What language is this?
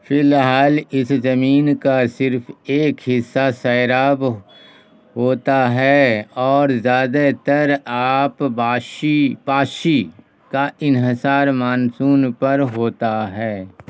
Urdu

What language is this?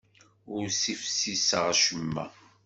Kabyle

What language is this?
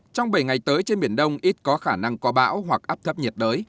Vietnamese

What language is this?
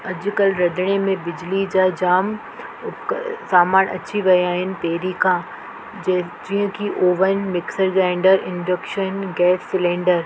Sindhi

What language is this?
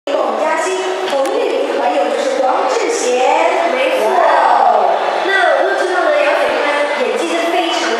Korean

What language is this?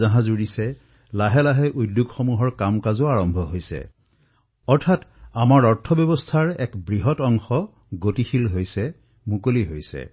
Assamese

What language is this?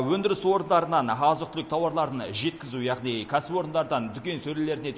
Kazakh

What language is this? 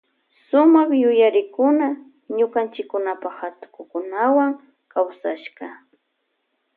Loja Highland Quichua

